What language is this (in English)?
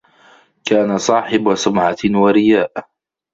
Arabic